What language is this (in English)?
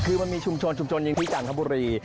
Thai